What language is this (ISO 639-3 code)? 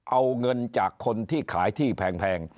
tha